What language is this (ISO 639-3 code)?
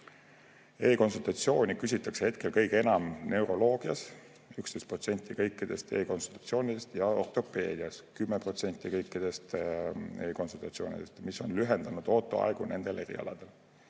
est